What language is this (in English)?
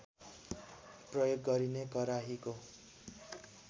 Nepali